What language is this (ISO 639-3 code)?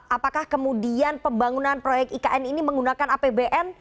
ind